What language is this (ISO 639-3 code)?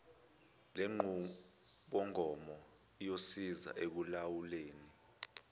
zul